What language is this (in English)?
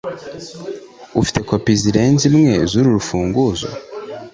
Kinyarwanda